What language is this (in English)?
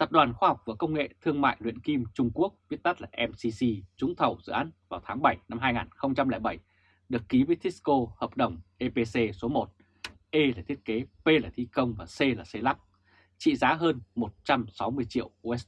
Vietnamese